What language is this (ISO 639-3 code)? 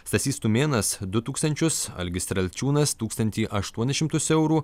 lit